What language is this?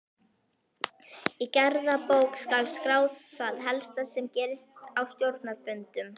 Icelandic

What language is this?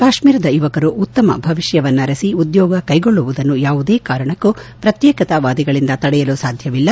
Kannada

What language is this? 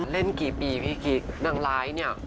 Thai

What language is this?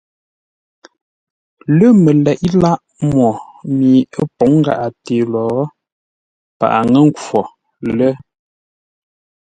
Ngombale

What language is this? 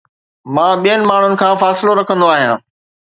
Sindhi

